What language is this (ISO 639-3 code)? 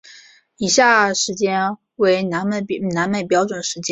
zho